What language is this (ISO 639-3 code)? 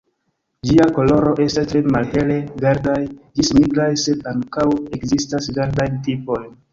epo